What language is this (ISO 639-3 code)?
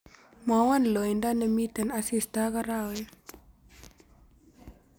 kln